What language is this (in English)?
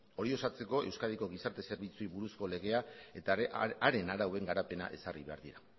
Basque